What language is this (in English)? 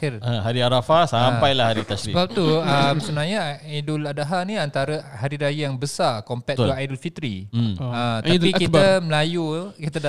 Malay